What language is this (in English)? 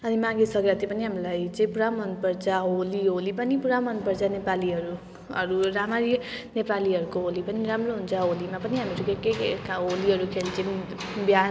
Nepali